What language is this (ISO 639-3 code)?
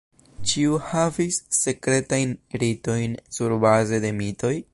epo